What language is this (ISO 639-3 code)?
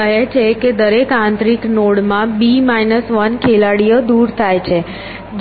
guj